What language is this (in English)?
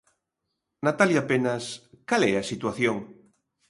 Galician